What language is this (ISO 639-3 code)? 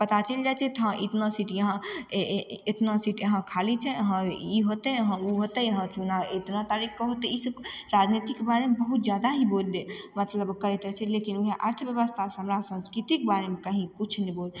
mai